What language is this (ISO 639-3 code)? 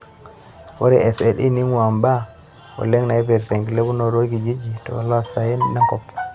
mas